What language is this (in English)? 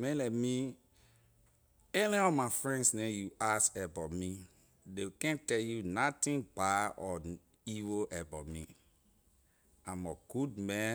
Liberian English